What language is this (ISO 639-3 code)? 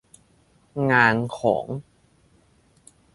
tha